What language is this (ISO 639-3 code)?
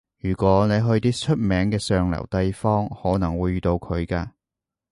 yue